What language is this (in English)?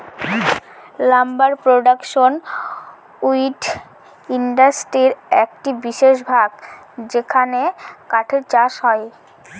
Bangla